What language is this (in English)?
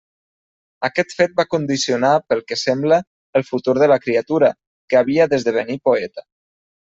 Catalan